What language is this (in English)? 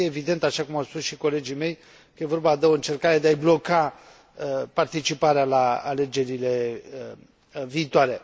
Romanian